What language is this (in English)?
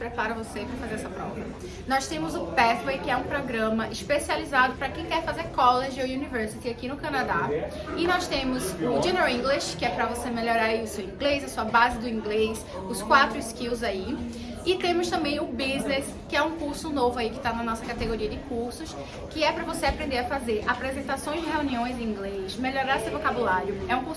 Portuguese